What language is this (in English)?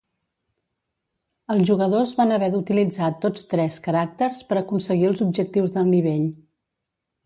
Catalan